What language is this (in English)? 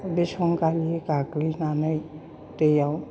Bodo